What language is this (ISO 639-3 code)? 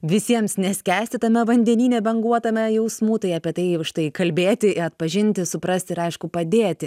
lit